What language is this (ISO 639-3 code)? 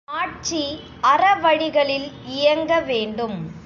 tam